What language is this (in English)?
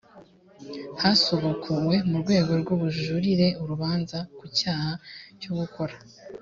Kinyarwanda